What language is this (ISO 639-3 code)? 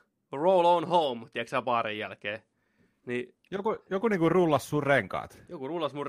fin